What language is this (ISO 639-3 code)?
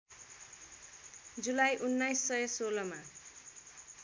nep